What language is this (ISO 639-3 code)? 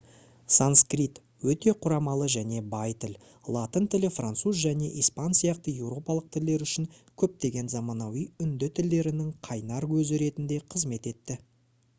kaz